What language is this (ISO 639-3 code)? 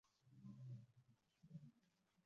kin